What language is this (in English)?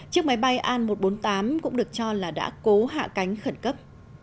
Vietnamese